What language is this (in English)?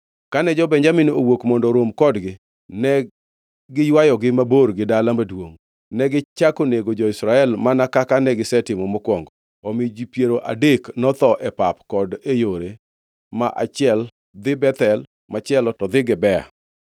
Luo (Kenya and Tanzania)